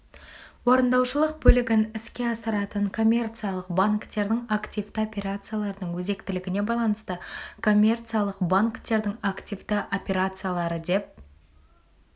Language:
Kazakh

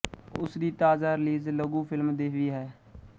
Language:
Punjabi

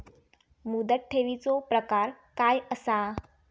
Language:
Marathi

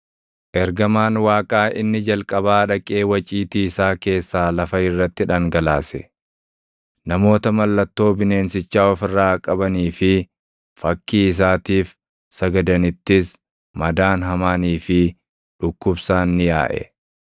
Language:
Oromo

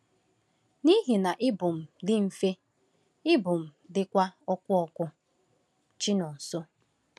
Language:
Igbo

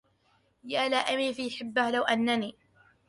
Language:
Arabic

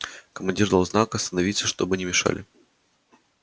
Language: Russian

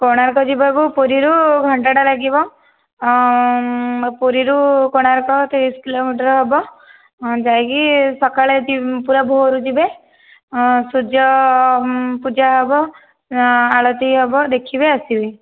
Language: Odia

